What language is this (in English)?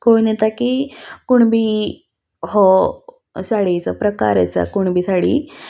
Konkani